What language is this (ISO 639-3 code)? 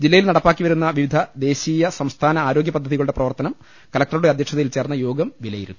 mal